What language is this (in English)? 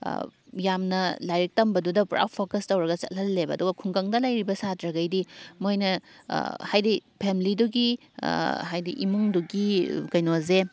Manipuri